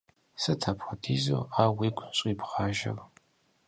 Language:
Kabardian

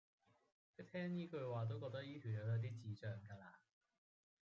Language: Cantonese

